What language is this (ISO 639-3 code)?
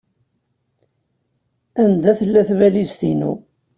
kab